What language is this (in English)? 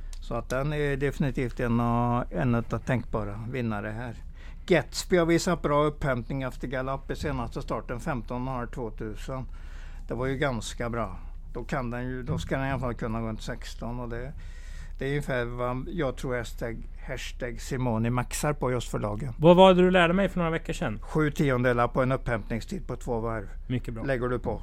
Swedish